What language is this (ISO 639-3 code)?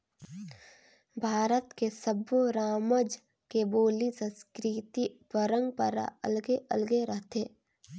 hne